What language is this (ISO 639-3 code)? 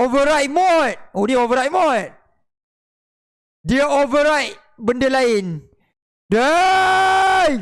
msa